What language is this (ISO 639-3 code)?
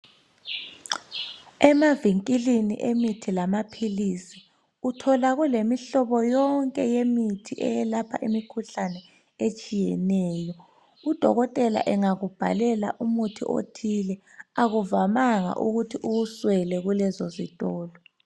nde